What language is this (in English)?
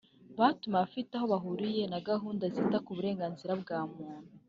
Kinyarwanda